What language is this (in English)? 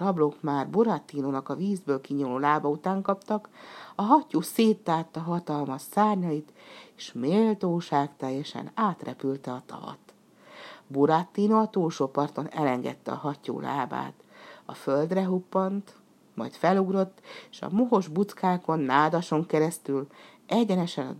Hungarian